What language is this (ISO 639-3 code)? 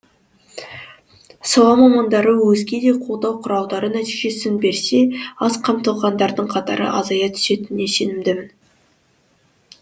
kaz